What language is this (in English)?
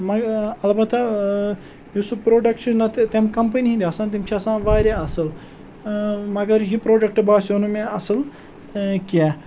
Kashmiri